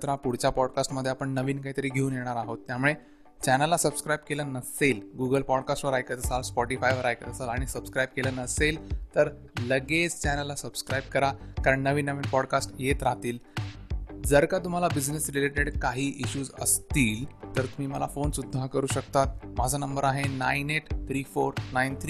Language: Marathi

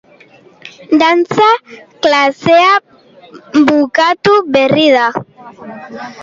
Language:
Basque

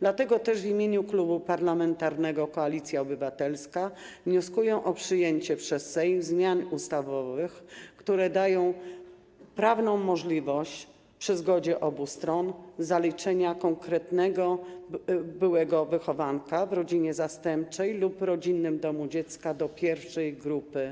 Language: Polish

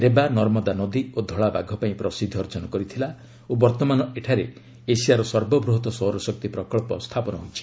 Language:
Odia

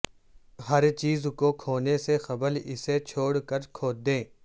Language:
Urdu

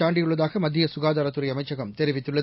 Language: Tamil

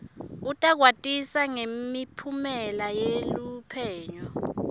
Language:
Swati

